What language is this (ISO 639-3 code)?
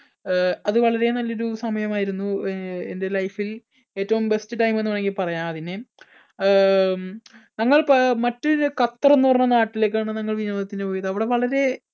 mal